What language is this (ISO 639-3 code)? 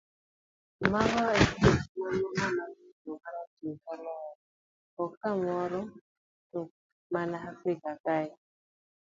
luo